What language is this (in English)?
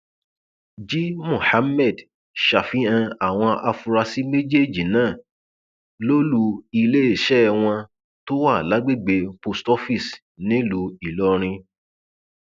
Yoruba